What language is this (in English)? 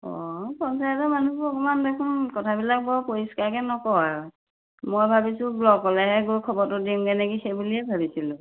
Assamese